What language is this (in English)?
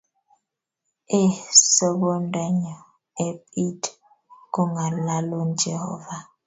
Kalenjin